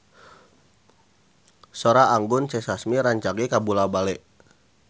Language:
Sundanese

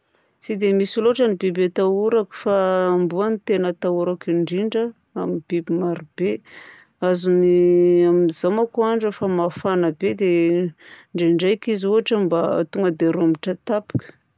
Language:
Southern Betsimisaraka Malagasy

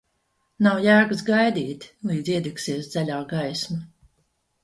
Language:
Latvian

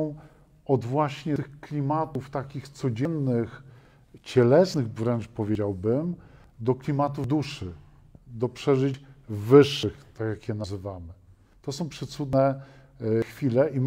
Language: Polish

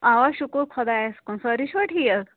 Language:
Kashmiri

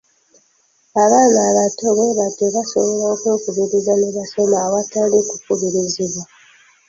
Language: Ganda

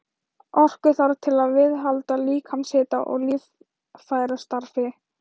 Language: Icelandic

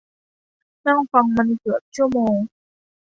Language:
Thai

